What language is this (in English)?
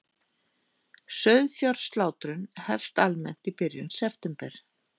Icelandic